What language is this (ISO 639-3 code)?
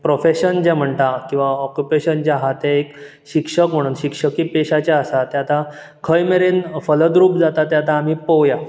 kok